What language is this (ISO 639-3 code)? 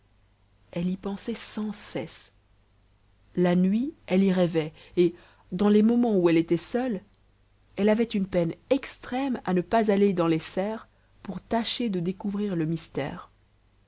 fra